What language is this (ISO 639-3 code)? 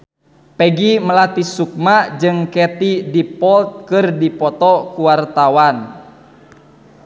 sun